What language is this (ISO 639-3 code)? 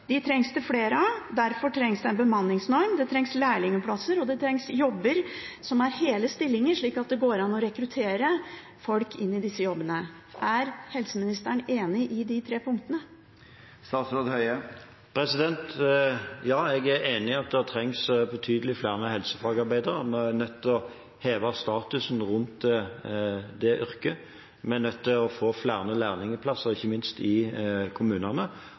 nob